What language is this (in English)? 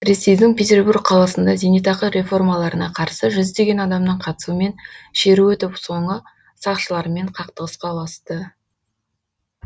Kazakh